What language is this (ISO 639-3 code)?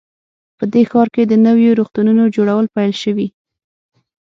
pus